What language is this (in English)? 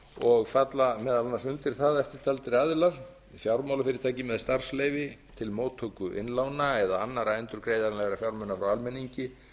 Icelandic